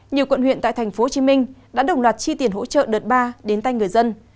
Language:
Vietnamese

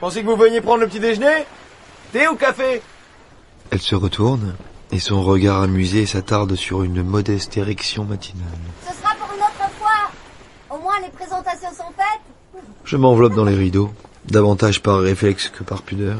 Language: French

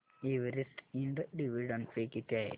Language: Marathi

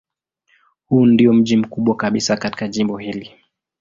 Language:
Swahili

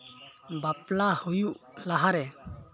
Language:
Santali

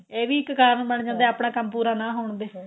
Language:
Punjabi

